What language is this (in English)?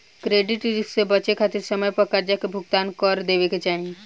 Bhojpuri